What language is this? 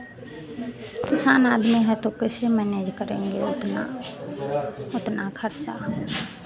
Hindi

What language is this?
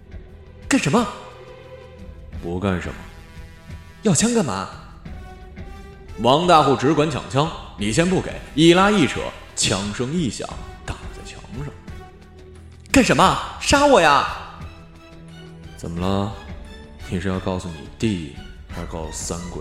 Chinese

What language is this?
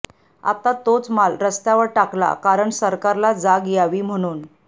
Marathi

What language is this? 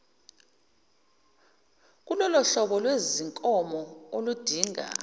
Zulu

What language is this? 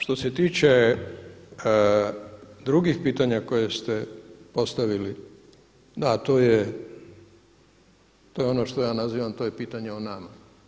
Croatian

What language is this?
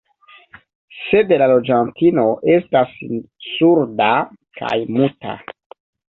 Esperanto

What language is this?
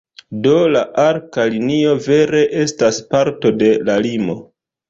Esperanto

